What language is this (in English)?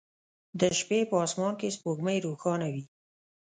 Pashto